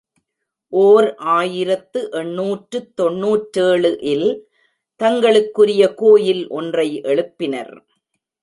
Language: Tamil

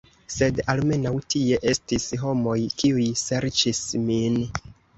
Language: Esperanto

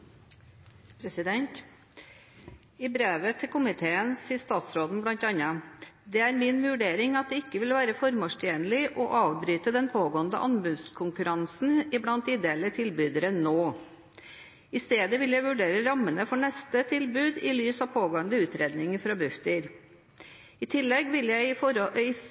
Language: Norwegian Bokmål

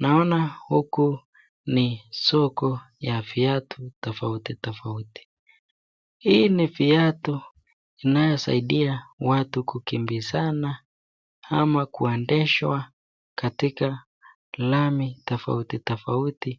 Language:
Swahili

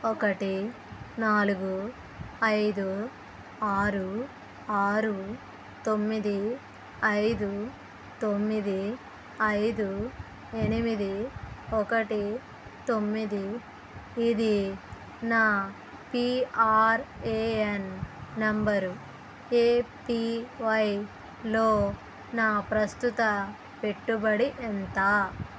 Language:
Telugu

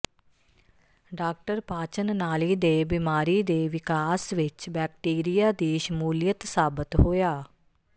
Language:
Punjabi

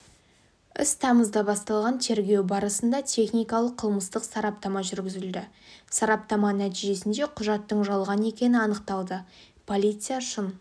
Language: Kazakh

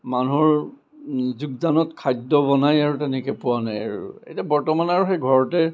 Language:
Assamese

